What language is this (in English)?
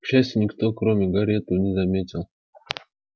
Russian